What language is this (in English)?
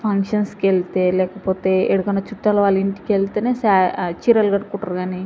Telugu